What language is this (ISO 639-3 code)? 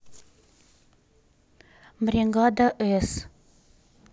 rus